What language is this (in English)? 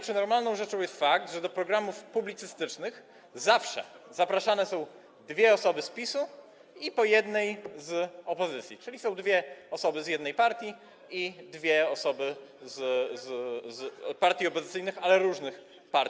Polish